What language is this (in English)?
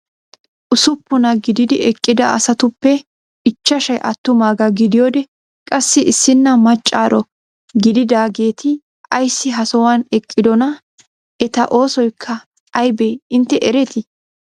Wolaytta